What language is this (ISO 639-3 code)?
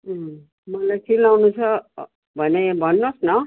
nep